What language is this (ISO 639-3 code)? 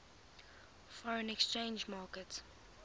eng